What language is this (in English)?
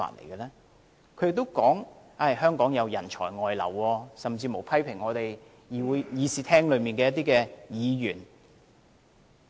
Cantonese